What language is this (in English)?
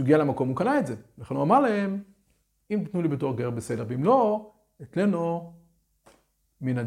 Hebrew